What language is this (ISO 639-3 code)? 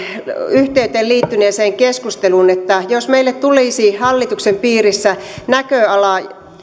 fin